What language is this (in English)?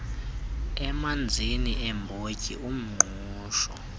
Xhosa